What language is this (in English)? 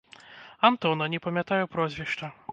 Belarusian